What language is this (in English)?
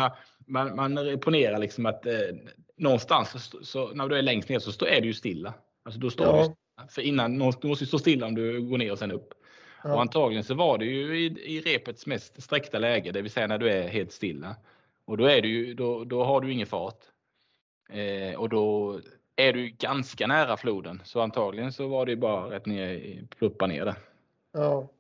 Swedish